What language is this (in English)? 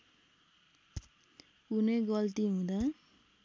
Nepali